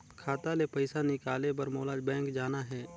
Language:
Chhattisgarhi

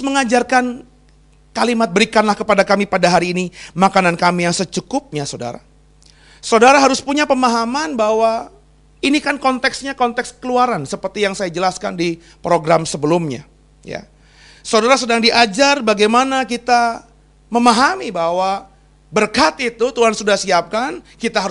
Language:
Indonesian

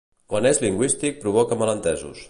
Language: Catalan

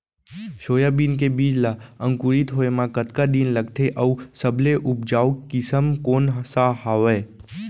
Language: Chhattisgarhi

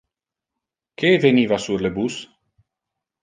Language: Interlingua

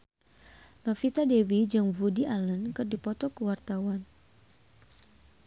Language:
Sundanese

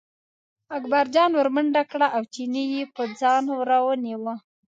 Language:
Pashto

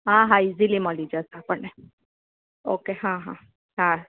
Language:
Gujarati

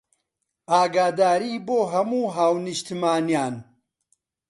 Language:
Central Kurdish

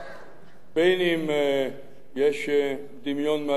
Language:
Hebrew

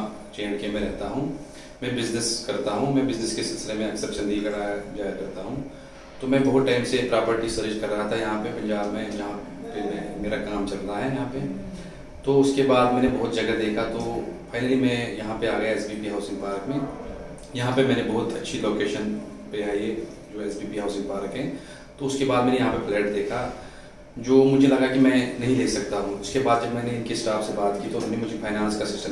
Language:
Hindi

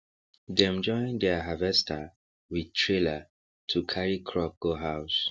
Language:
Nigerian Pidgin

